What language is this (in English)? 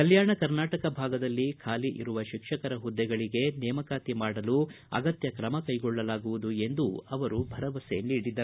Kannada